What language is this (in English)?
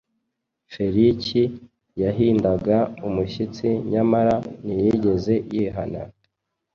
Kinyarwanda